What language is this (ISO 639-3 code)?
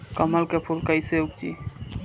bho